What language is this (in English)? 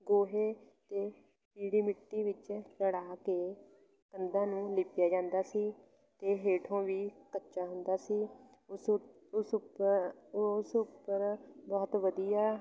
Punjabi